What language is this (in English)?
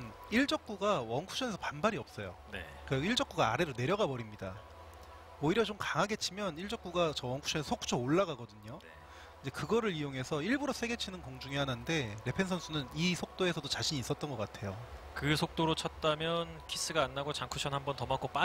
Korean